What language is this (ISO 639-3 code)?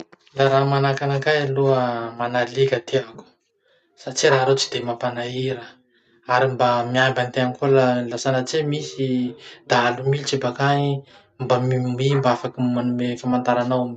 msh